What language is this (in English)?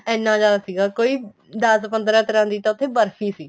Punjabi